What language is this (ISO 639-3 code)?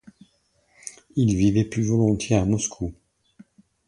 fra